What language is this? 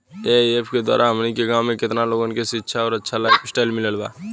Bhojpuri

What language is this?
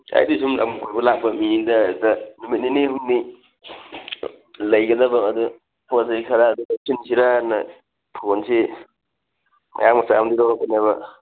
Manipuri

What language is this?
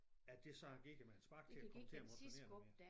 Danish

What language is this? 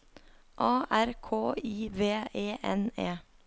Norwegian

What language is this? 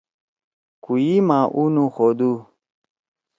Torwali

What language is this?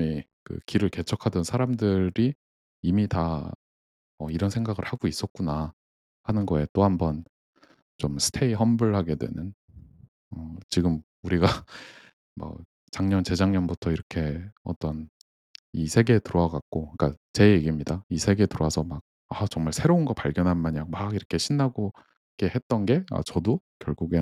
Korean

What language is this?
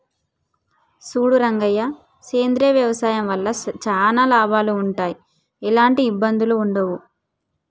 Telugu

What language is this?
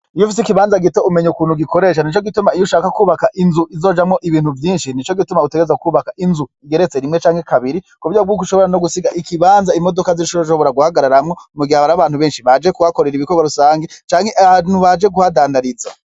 Rundi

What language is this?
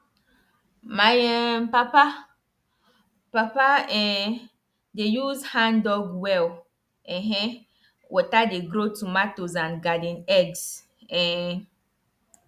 Nigerian Pidgin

